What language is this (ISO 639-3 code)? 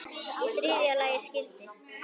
isl